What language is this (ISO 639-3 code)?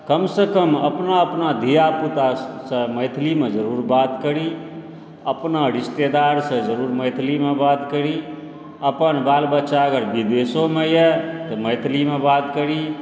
mai